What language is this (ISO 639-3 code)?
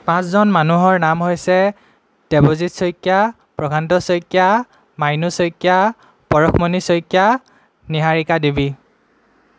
asm